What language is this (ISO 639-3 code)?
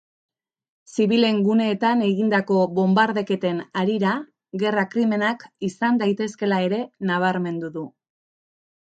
eus